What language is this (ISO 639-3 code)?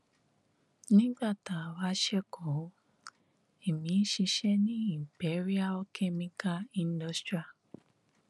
yor